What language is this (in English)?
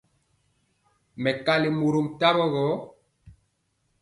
Mpiemo